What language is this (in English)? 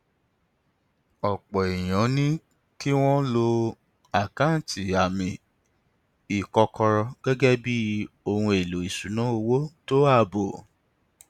Yoruba